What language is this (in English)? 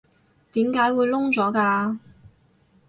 Cantonese